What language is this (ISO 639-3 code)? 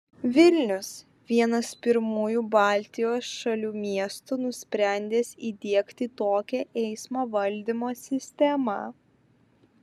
lit